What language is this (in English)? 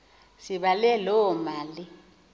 Xhosa